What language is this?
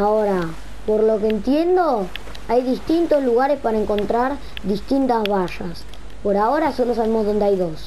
Spanish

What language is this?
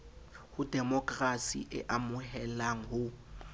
Southern Sotho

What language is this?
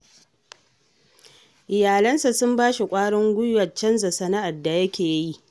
Hausa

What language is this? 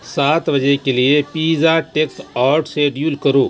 Urdu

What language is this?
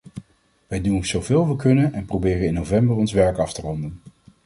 Dutch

